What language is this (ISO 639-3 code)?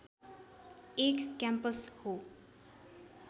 nep